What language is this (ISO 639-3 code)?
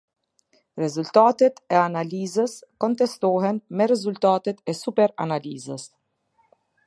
sqi